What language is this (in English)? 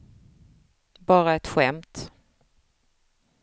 Swedish